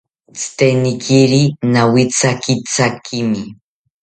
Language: South Ucayali Ashéninka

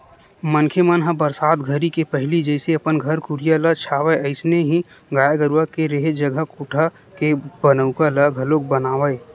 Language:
Chhattisgarhi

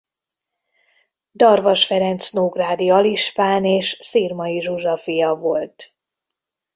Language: Hungarian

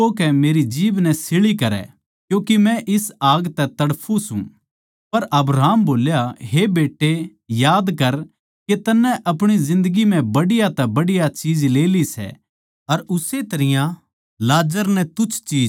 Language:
Haryanvi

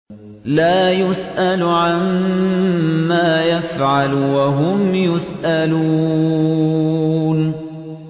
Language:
Arabic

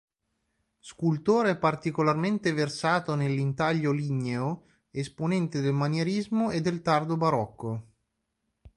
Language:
Italian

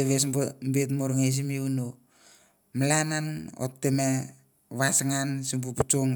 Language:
Mandara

